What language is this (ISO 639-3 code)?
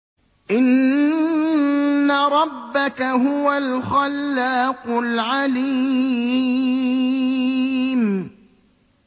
ara